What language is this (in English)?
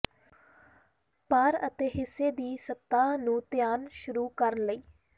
Punjabi